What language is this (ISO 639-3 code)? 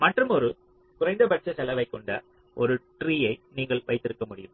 tam